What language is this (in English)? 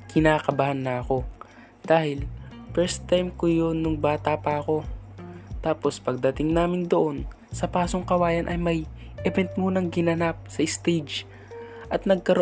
Filipino